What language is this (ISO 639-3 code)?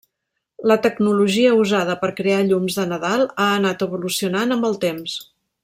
cat